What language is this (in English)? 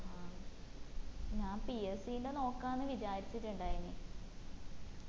Malayalam